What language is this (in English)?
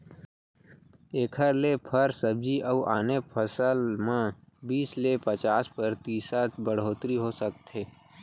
Chhattisgarhi